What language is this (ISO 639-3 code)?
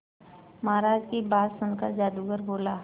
hin